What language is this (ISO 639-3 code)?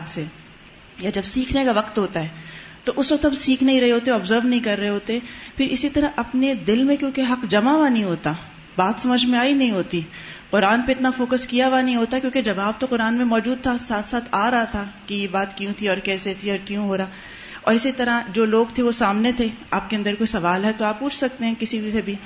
urd